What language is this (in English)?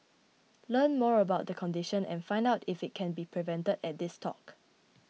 English